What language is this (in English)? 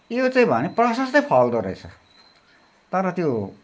Nepali